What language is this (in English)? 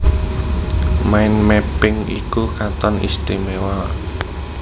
Javanese